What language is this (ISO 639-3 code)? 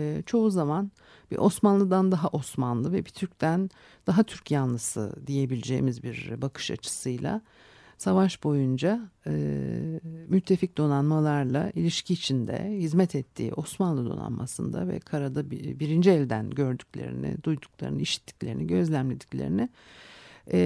tur